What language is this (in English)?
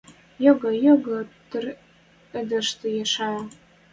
Western Mari